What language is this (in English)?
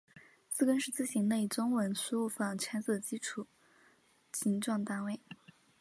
Chinese